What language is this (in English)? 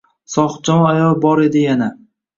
Uzbek